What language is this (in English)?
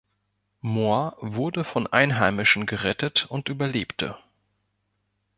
German